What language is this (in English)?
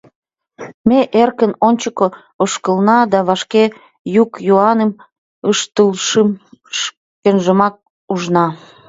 Mari